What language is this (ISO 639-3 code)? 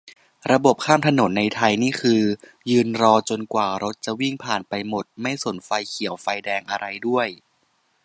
tha